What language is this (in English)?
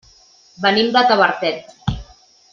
Catalan